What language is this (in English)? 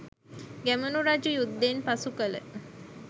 Sinhala